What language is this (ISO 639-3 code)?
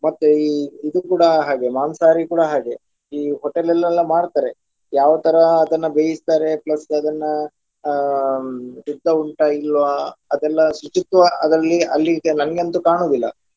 kan